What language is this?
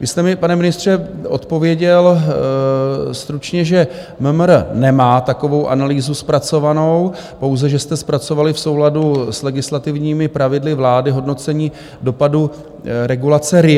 Czech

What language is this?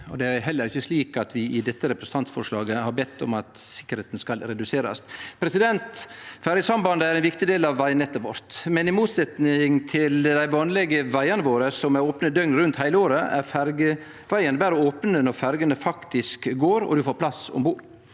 Norwegian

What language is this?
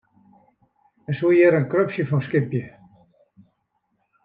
Western Frisian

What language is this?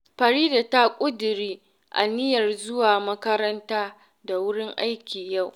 Hausa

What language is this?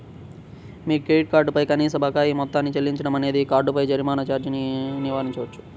Telugu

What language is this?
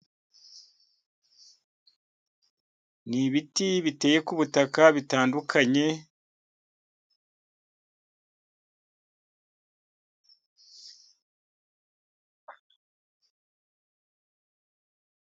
Kinyarwanda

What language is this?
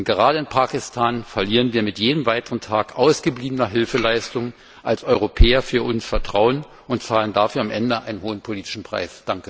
German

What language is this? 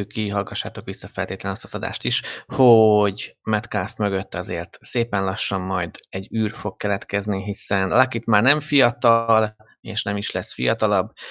Hungarian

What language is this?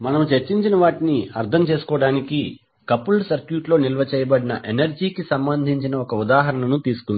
Telugu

